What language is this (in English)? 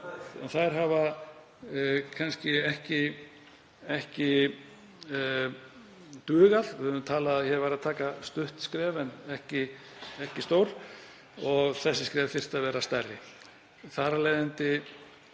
Icelandic